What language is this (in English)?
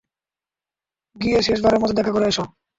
Bangla